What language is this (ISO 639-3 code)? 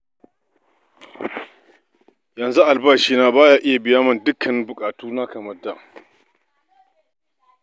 hau